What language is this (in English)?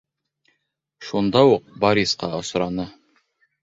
Bashkir